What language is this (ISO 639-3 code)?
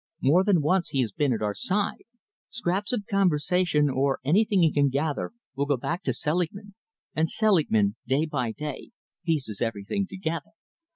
eng